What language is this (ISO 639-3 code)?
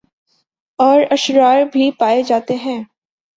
urd